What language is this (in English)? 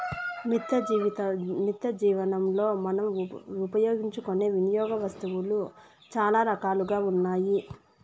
Telugu